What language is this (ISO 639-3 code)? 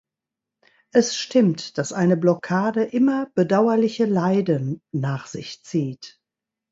deu